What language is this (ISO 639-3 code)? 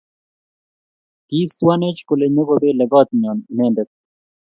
kln